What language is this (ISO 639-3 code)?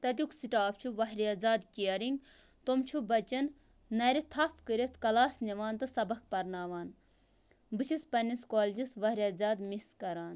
kas